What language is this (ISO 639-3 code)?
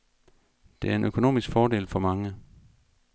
dan